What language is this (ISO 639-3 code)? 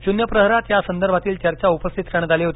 mar